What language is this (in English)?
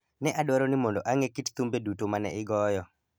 Luo (Kenya and Tanzania)